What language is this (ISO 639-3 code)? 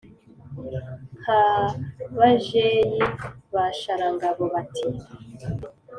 kin